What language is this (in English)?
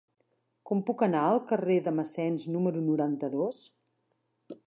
Catalan